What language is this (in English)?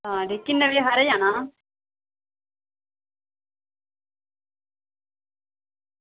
Dogri